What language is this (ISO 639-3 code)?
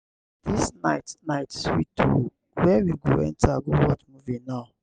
pcm